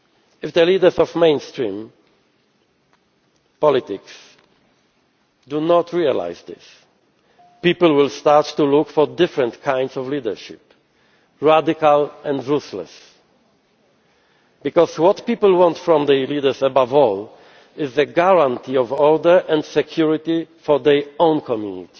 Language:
English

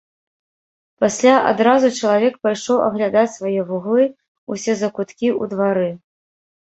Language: Belarusian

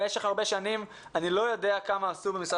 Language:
Hebrew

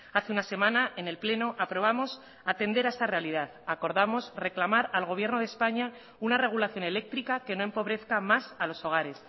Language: Spanish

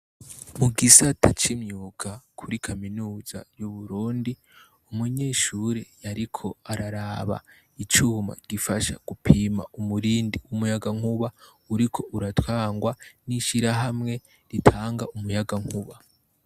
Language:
Rundi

